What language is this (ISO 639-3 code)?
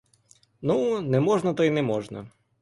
ukr